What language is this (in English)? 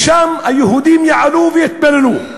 Hebrew